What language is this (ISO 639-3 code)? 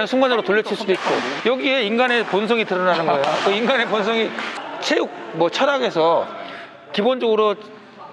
kor